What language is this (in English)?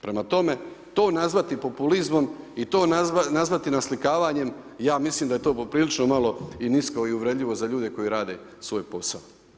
Croatian